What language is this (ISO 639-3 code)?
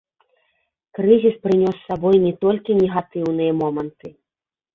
bel